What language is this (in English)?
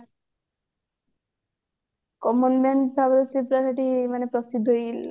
Odia